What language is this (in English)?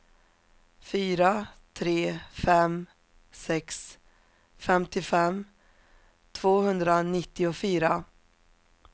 Swedish